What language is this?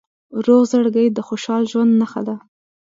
Pashto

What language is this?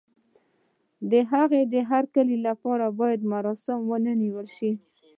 Pashto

